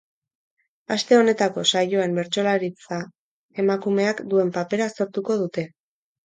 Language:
Basque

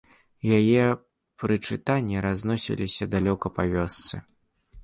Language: Belarusian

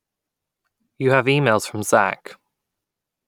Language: English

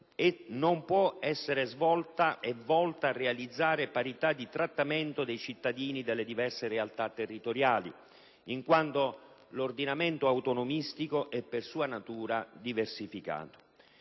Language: Italian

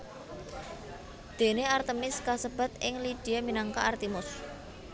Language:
Javanese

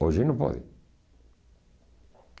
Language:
Portuguese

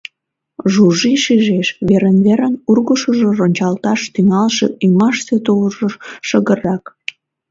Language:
Mari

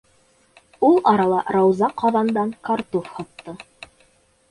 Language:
Bashkir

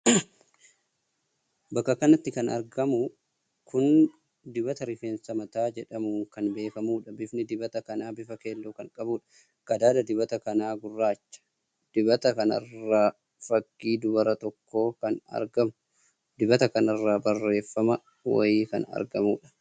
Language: Oromo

